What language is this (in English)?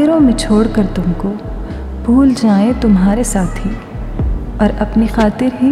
Hindi